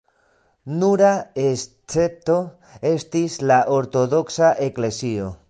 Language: Esperanto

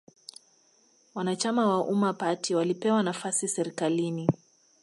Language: Swahili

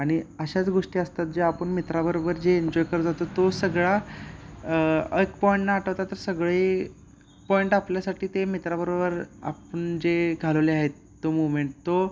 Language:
Marathi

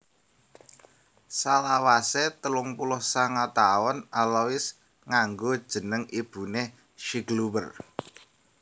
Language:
Javanese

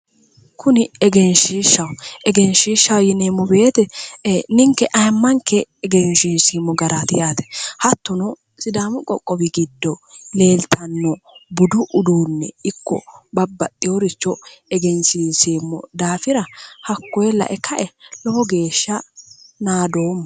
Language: Sidamo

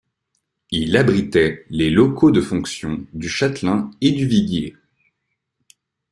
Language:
French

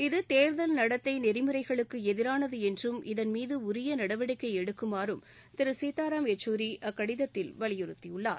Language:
Tamil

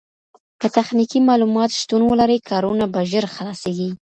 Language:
Pashto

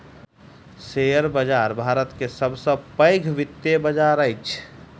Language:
Maithili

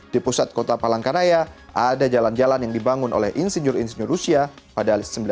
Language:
Indonesian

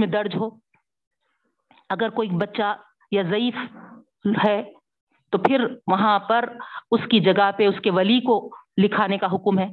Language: Urdu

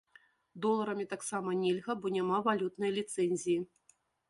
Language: Belarusian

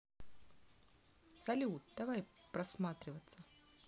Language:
Russian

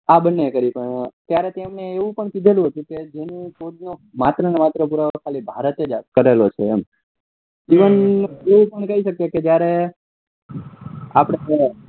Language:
Gujarati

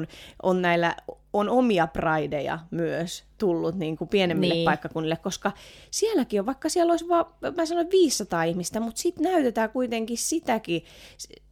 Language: Finnish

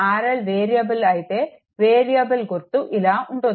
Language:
Telugu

